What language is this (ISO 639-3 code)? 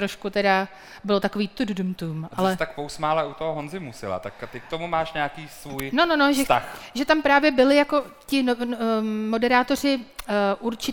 ces